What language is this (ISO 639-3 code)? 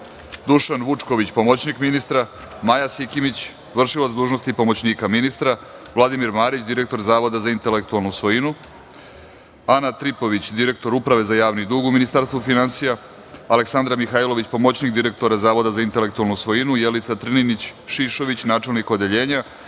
srp